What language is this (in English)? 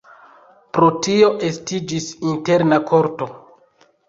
Esperanto